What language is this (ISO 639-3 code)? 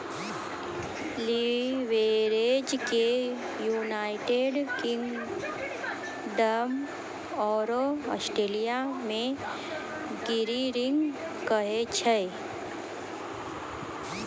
mai